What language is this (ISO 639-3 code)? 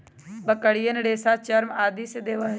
mag